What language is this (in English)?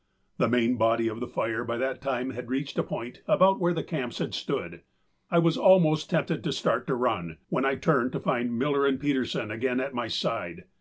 English